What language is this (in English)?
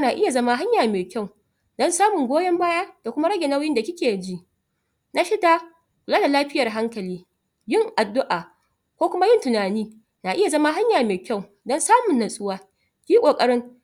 Hausa